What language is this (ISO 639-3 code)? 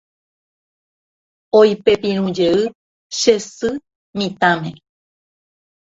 grn